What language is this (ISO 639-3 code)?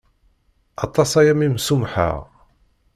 kab